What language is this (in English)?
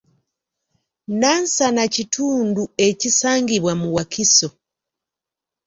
Ganda